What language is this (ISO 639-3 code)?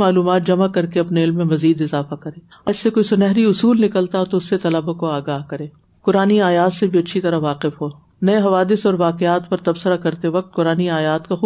urd